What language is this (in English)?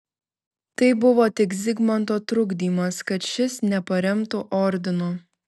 Lithuanian